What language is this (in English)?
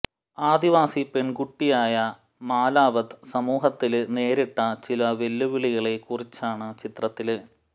Malayalam